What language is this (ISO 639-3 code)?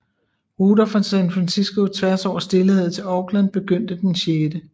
dan